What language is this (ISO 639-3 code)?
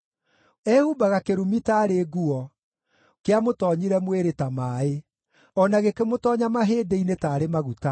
kik